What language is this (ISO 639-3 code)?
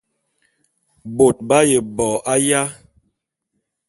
bum